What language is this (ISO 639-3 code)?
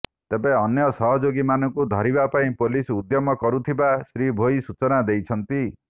ori